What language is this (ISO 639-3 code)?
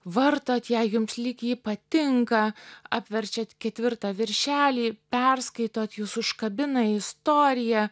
lit